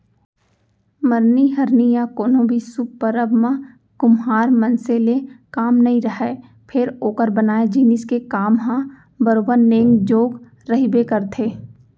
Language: Chhattisgarhi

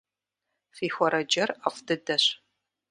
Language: Kabardian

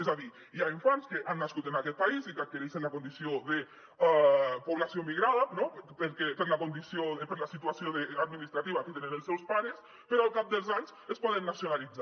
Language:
Catalan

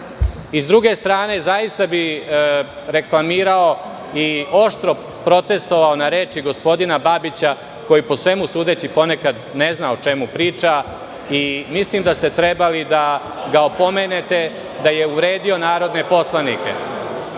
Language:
Serbian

